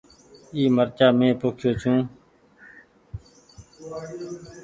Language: Goaria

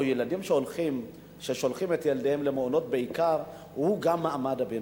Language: Hebrew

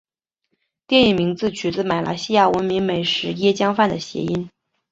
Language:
Chinese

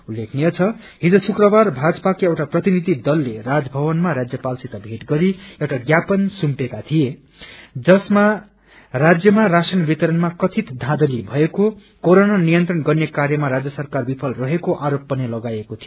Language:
Nepali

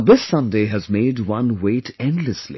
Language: English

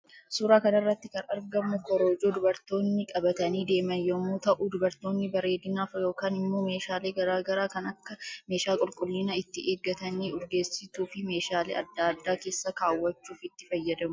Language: Oromo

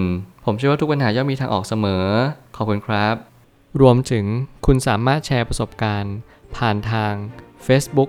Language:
Thai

